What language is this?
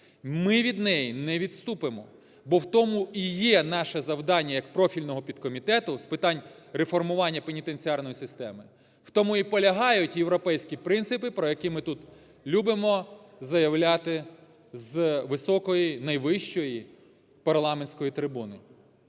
Ukrainian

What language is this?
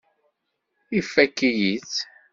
Kabyle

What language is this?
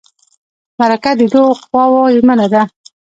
Pashto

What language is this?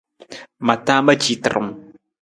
Nawdm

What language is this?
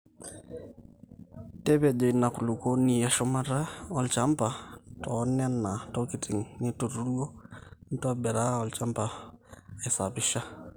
Masai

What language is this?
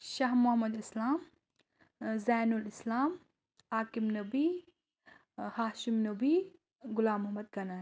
Kashmiri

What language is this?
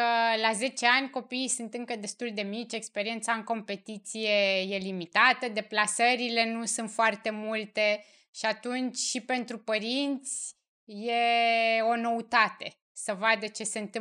Romanian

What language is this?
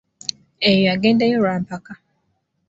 Ganda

